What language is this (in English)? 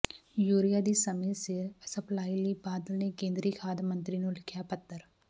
Punjabi